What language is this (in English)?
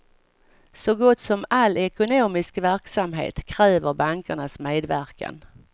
Swedish